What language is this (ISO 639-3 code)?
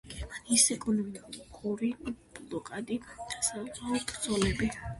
kat